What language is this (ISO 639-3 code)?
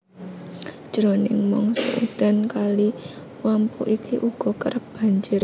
jav